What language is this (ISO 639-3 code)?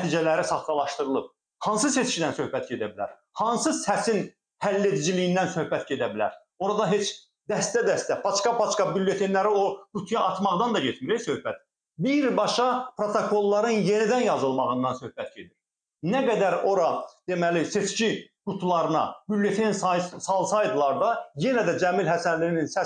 tur